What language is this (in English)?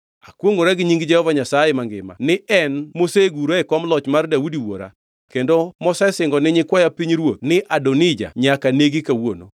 Luo (Kenya and Tanzania)